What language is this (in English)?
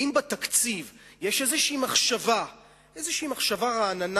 Hebrew